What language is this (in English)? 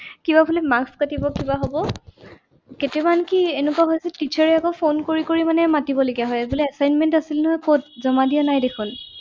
Assamese